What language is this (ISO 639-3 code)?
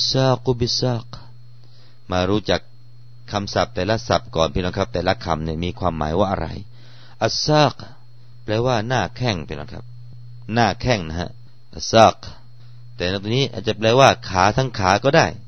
tha